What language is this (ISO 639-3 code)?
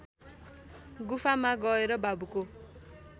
nep